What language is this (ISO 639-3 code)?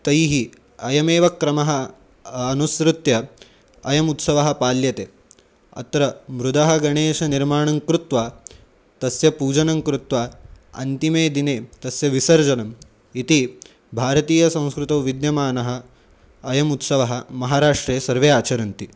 san